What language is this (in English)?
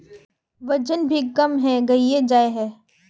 Magahi